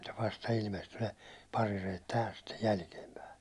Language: Finnish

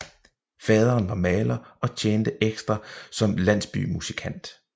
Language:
Danish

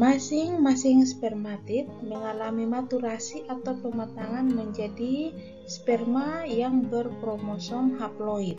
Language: Indonesian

